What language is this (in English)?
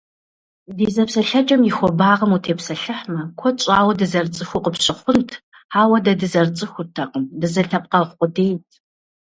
Kabardian